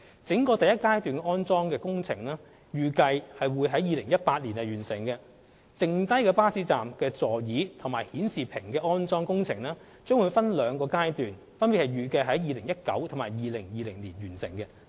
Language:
Cantonese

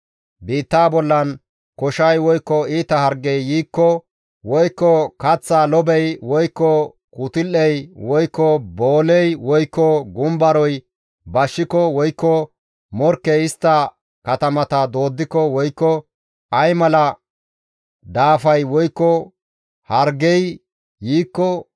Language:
Gamo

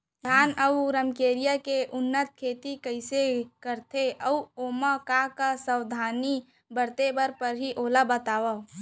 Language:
Chhattisgarhi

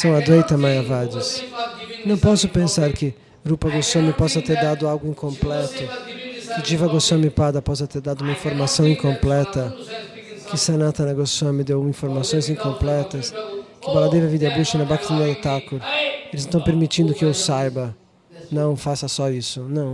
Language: Portuguese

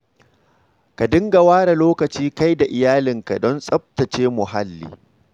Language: Hausa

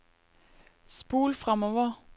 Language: Norwegian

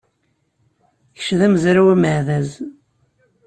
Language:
Kabyle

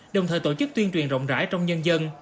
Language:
Vietnamese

